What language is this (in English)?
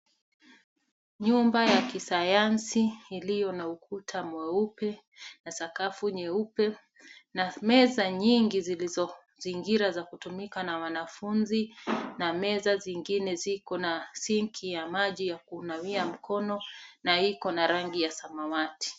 Swahili